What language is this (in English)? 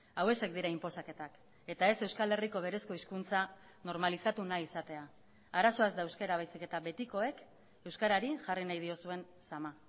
Basque